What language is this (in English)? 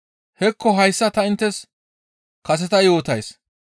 Gamo